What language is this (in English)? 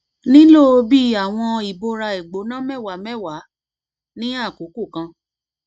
Yoruba